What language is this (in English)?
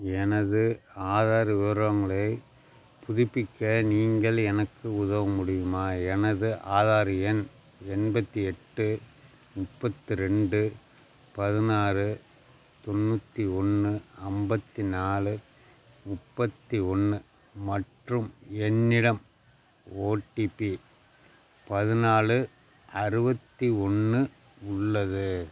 Tamil